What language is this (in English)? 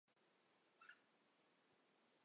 Chinese